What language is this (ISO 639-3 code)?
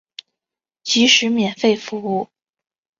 zho